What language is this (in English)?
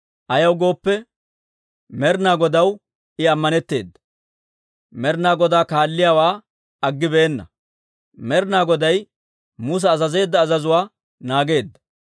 Dawro